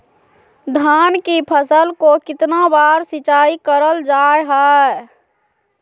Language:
Magahi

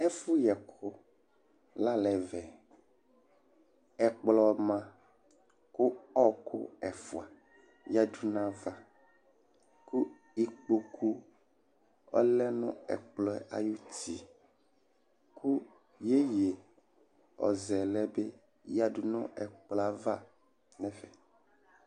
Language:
Ikposo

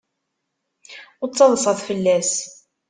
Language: Kabyle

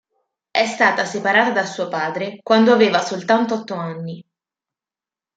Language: Italian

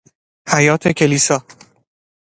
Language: Persian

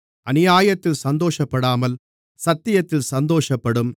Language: Tamil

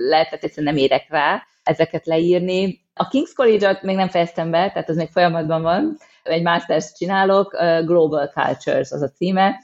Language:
Hungarian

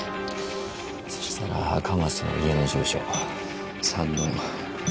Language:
Japanese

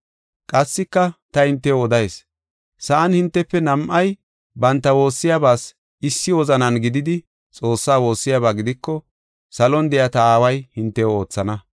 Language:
Gofa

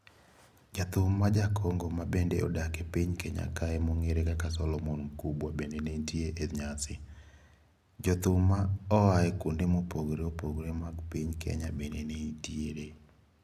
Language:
Luo (Kenya and Tanzania)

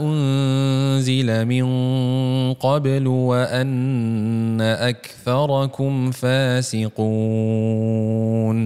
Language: Malay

